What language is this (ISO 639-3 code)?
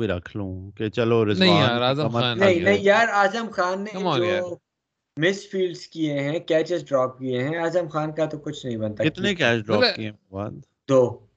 urd